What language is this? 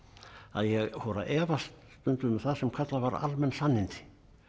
Icelandic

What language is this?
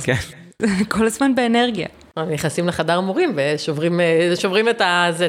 Hebrew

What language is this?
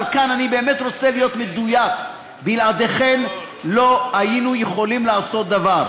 Hebrew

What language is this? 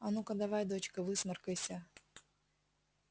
Russian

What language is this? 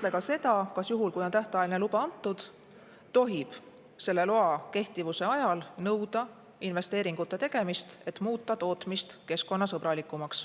Estonian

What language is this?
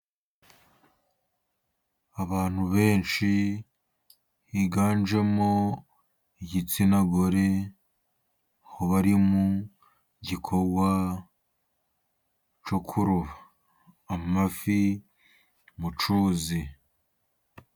Kinyarwanda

